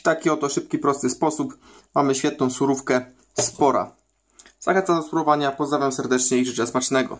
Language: Polish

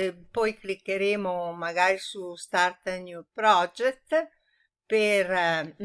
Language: Italian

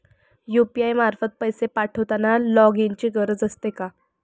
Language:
Marathi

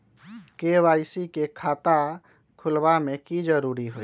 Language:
Magahi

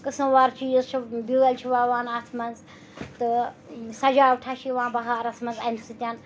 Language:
Kashmiri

